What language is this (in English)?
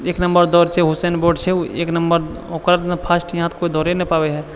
Maithili